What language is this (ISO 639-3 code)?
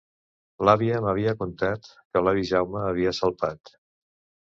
cat